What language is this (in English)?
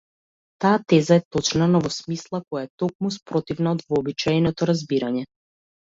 Macedonian